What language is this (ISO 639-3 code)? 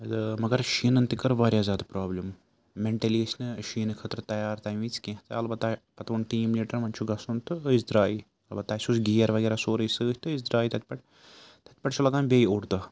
kas